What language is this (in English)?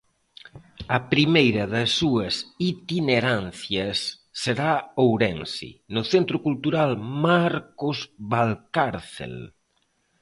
Galician